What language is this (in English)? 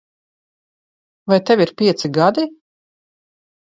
Latvian